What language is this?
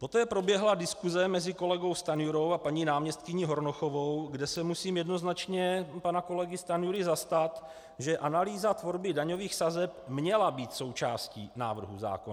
Czech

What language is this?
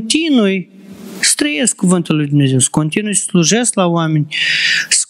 Romanian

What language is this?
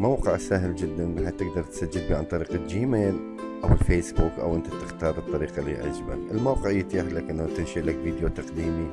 Arabic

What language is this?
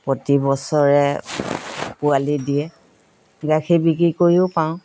Assamese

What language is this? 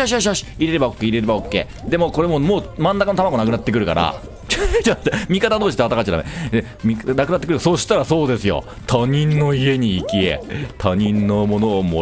Japanese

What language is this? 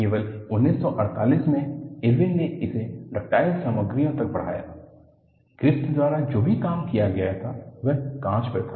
Hindi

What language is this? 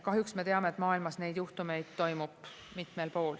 Estonian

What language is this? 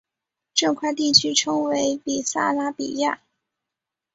Chinese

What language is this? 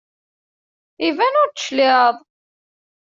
Kabyle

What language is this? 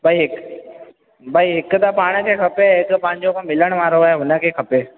Sindhi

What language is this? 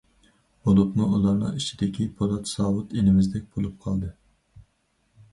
Uyghur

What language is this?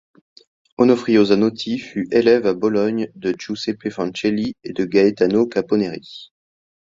French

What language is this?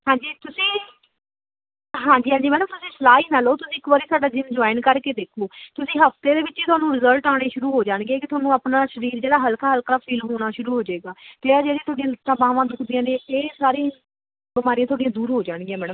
Punjabi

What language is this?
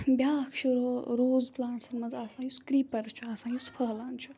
Kashmiri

